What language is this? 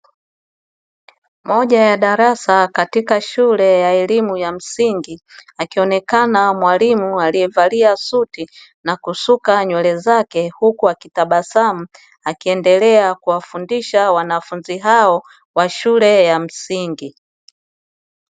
Swahili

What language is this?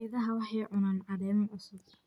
Somali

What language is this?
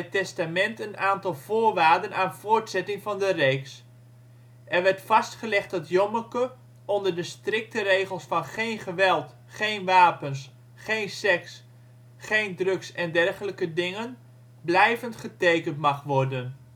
Dutch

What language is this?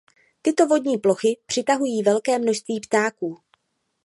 Czech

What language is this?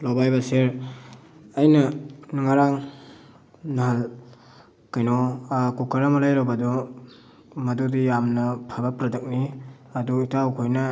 Manipuri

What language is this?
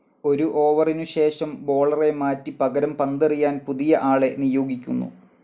Malayalam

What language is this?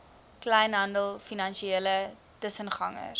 Afrikaans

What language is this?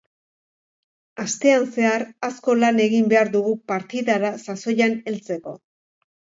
Basque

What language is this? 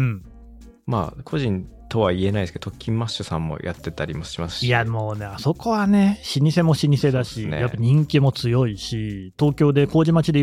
Japanese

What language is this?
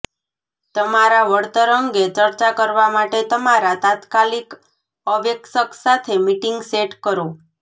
Gujarati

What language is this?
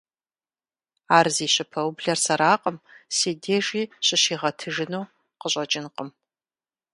Kabardian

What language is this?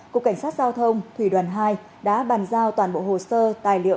Vietnamese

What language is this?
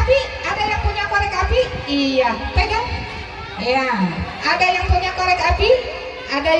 Indonesian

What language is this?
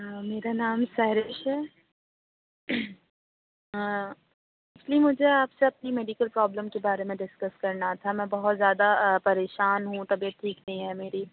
Urdu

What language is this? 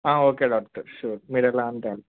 Telugu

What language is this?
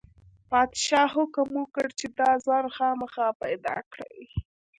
Pashto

